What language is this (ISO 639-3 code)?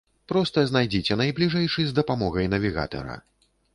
bel